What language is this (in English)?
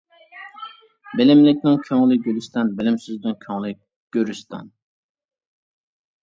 Uyghur